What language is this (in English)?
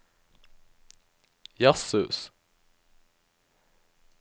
Norwegian